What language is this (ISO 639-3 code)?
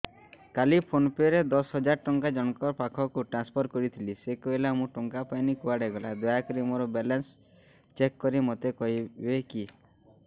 ori